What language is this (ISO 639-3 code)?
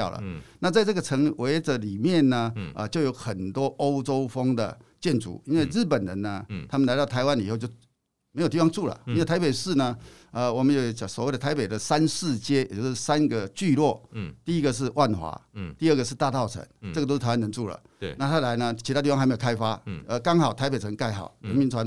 zho